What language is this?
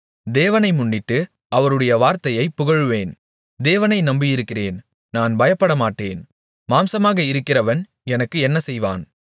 Tamil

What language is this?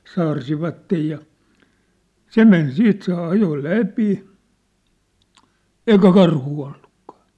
Finnish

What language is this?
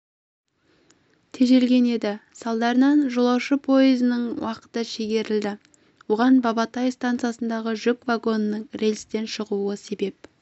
Kazakh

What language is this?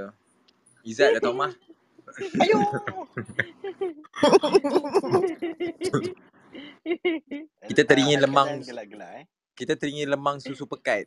Malay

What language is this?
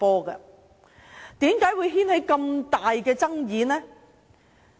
Cantonese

